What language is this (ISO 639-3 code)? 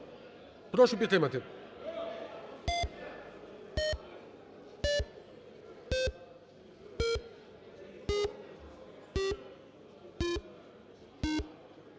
ukr